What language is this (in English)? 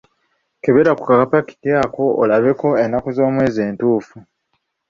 Ganda